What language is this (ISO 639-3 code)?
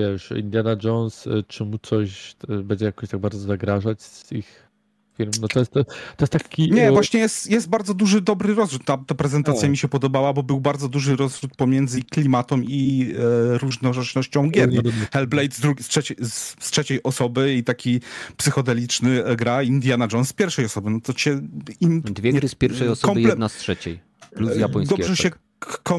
pol